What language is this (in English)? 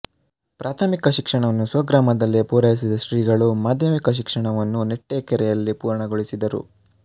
Kannada